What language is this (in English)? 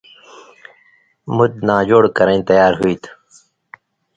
Indus Kohistani